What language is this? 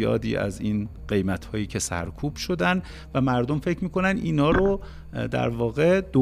Persian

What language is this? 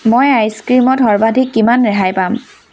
Assamese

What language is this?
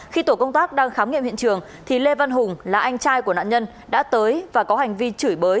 Vietnamese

